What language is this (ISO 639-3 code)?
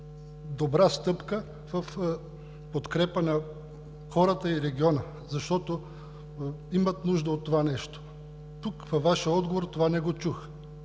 bul